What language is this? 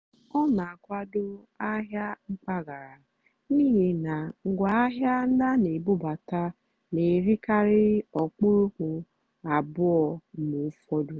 Igbo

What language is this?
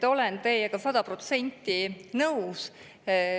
Estonian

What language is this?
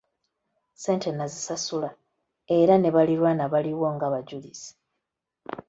Ganda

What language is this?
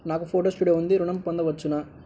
Telugu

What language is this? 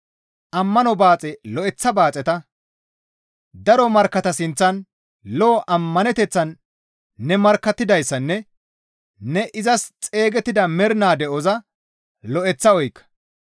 Gamo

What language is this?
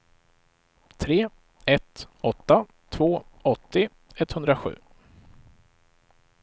Swedish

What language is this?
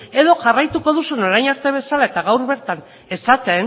Basque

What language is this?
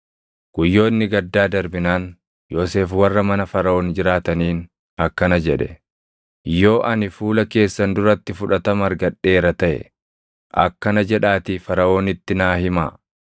Oromo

